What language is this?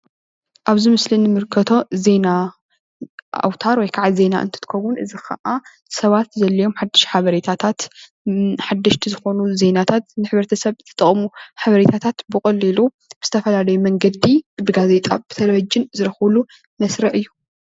Tigrinya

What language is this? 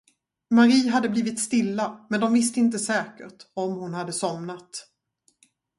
Swedish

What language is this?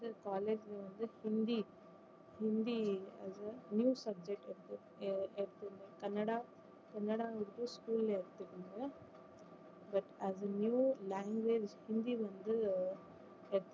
Tamil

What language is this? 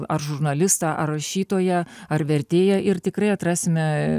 Lithuanian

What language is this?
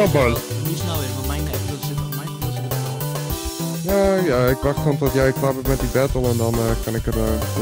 Dutch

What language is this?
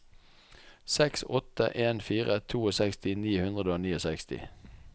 Norwegian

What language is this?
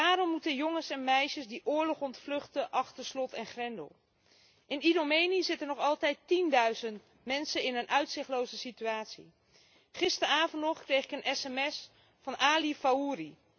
Dutch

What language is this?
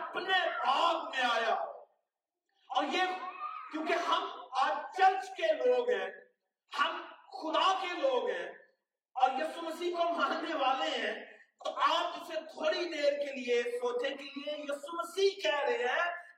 Urdu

